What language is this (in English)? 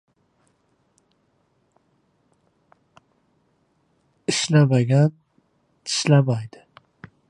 Uzbek